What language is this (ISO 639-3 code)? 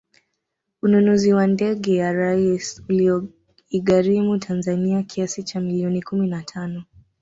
swa